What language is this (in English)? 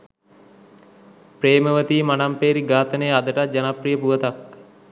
Sinhala